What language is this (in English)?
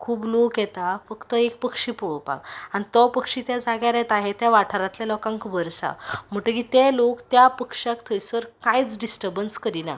Konkani